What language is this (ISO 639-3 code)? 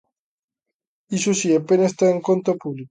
glg